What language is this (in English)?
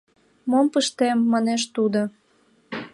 Mari